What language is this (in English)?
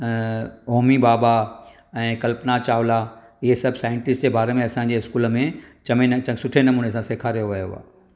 Sindhi